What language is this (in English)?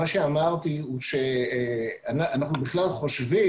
Hebrew